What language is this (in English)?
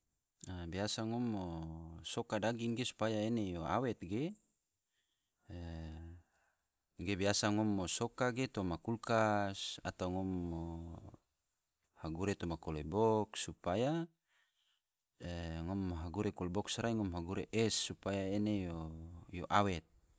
Tidore